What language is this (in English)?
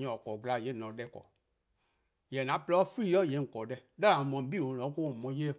Eastern Krahn